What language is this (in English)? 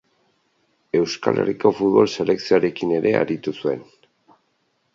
Basque